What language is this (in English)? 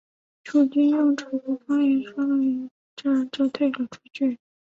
Chinese